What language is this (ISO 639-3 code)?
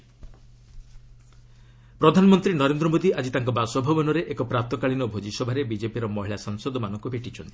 ori